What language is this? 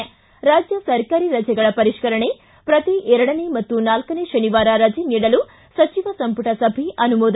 Kannada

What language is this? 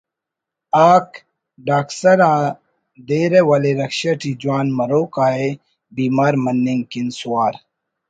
Brahui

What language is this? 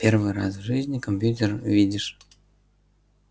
Russian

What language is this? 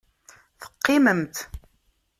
Kabyle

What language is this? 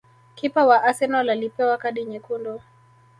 Swahili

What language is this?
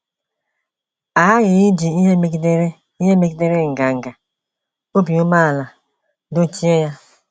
Igbo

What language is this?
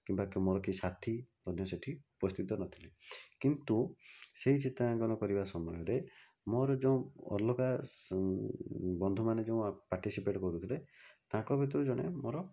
Odia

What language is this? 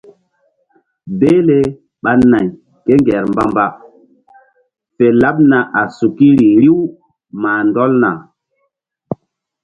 Mbum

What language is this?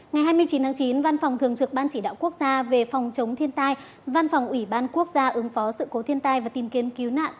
Vietnamese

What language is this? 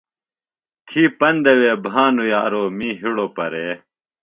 Phalura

